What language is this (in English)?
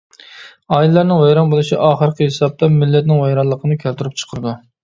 Uyghur